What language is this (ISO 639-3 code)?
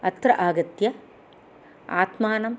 san